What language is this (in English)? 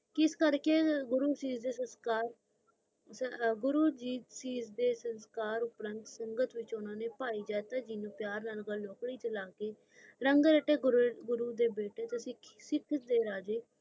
Punjabi